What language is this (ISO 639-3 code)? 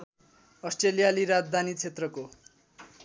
nep